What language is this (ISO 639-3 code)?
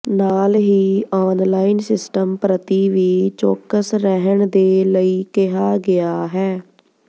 pan